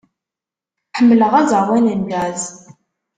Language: Kabyle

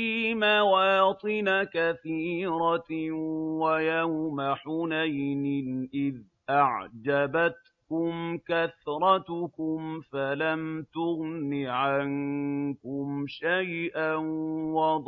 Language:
Arabic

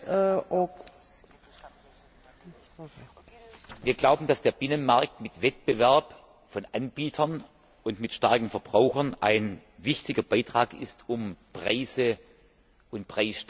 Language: German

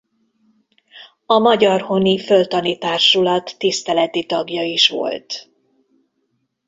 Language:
Hungarian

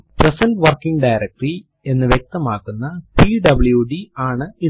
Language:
Malayalam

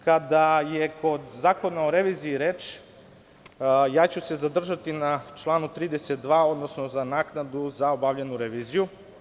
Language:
Serbian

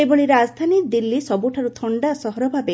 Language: Odia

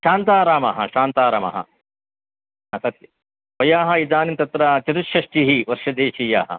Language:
Sanskrit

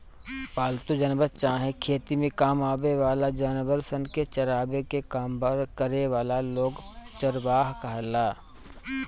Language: Bhojpuri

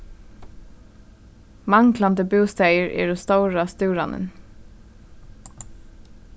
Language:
Faroese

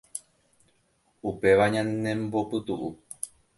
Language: Guarani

